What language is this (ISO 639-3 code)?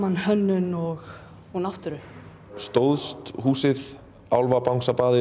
isl